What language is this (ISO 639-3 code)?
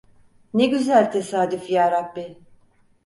tur